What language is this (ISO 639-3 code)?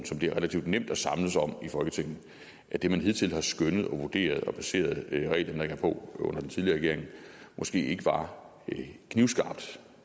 dan